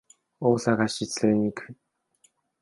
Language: Japanese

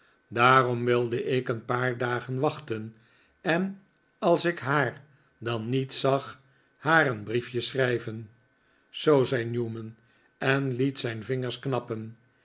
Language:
Dutch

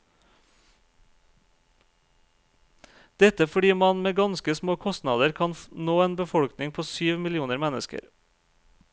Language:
Norwegian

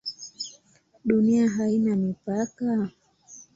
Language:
Swahili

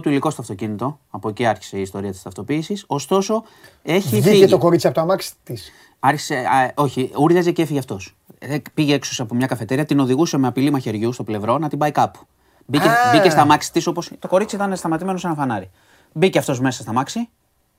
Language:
Greek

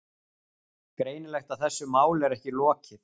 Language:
Icelandic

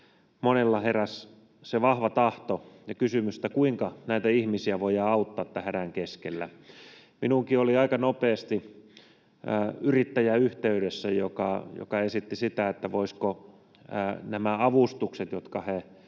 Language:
Finnish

